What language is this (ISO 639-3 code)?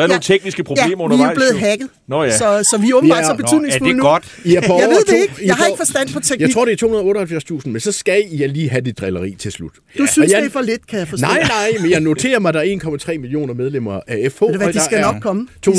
dan